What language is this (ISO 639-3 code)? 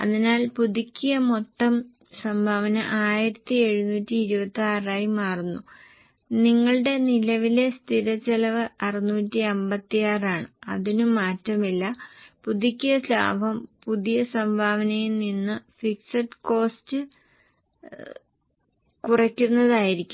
mal